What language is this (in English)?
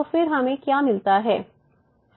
Hindi